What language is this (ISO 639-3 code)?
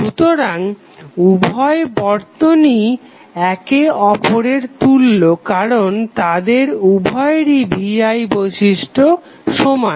ben